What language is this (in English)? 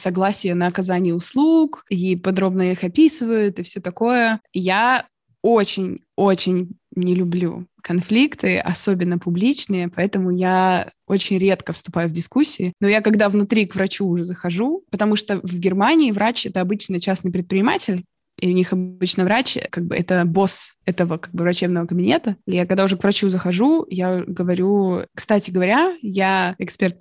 Russian